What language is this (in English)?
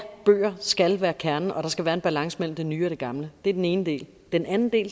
Danish